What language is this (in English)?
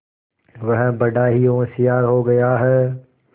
Hindi